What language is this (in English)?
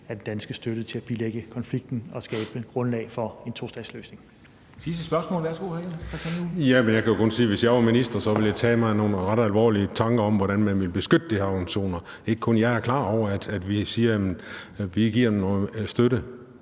Danish